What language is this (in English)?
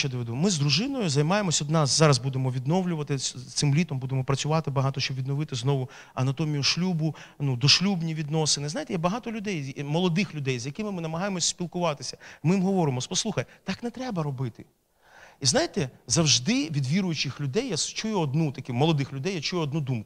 Ukrainian